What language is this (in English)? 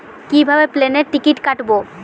Bangla